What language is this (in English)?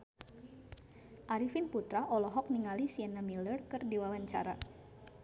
Sundanese